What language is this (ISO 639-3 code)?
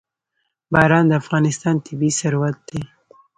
pus